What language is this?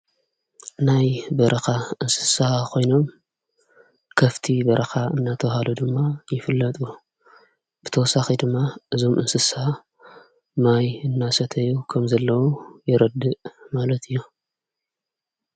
Tigrinya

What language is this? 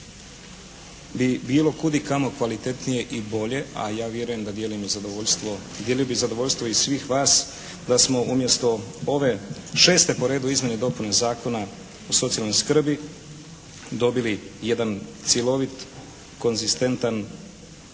Croatian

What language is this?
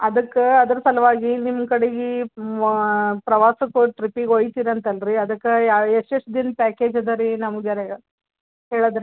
Kannada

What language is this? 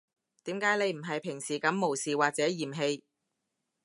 Cantonese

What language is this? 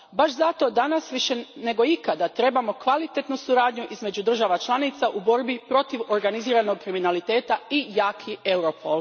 Croatian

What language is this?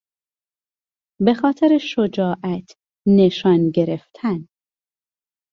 Persian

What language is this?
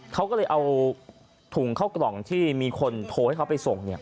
Thai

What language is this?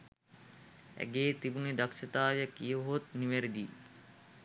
Sinhala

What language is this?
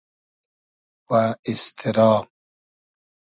Hazaragi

